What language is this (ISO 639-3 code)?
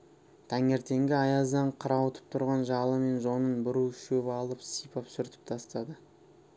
kaz